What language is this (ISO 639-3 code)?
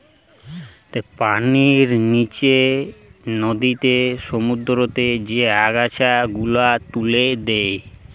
ben